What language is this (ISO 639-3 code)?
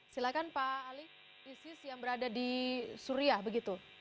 ind